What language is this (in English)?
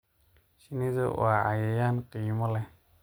Somali